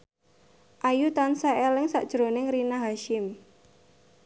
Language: Javanese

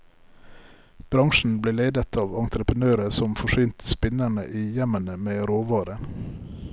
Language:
Norwegian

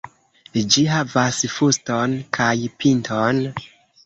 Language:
Esperanto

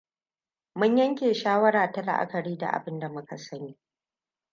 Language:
Hausa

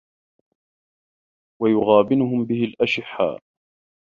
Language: Arabic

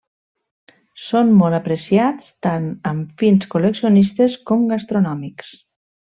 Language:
Catalan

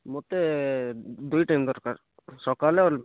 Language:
Odia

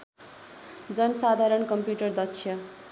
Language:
Nepali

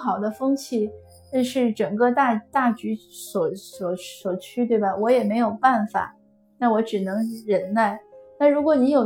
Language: Chinese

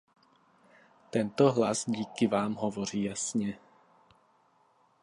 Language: Czech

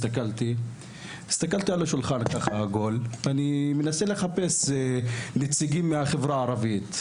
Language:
Hebrew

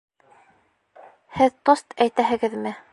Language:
Bashkir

